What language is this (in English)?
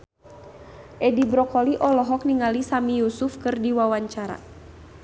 Sundanese